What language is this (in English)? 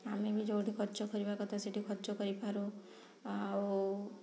Odia